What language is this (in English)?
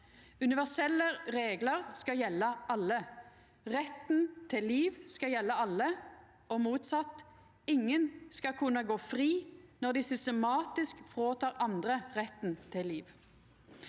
Norwegian